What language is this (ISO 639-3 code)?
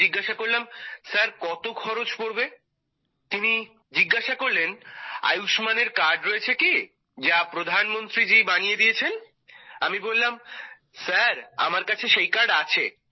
ben